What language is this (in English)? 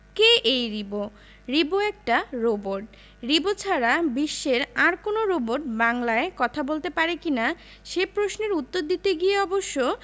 Bangla